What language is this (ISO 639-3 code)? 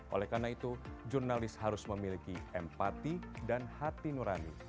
ind